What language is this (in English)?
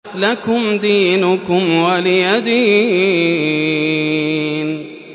Arabic